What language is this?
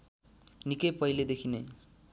Nepali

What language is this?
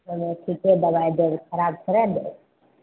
Maithili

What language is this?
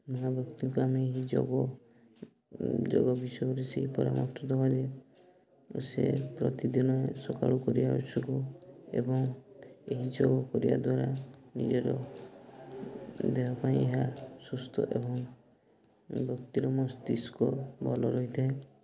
Odia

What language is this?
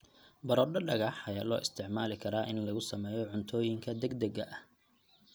Somali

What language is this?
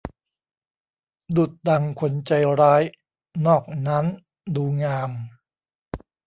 Thai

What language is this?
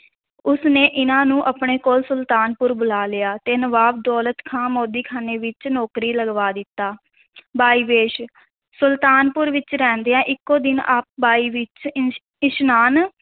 Punjabi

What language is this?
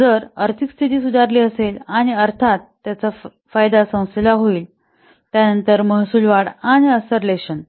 Marathi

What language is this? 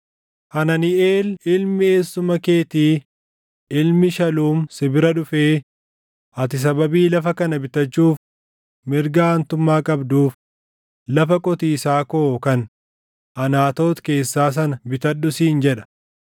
Oromo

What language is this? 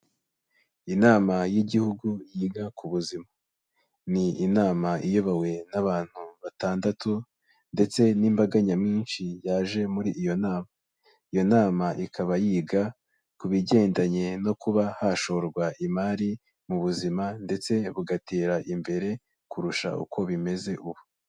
Kinyarwanda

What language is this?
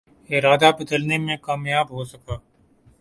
Urdu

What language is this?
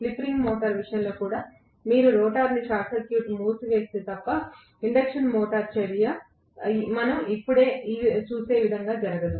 Telugu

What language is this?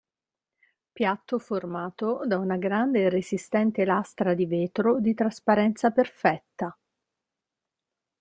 Italian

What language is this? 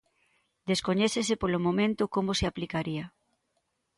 Galician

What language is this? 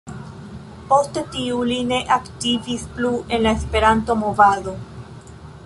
Esperanto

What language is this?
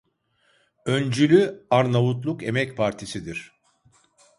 Turkish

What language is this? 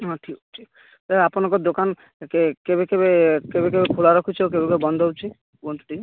Odia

